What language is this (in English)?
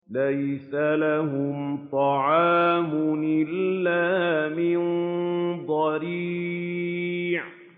Arabic